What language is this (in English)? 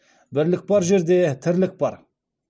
Kazakh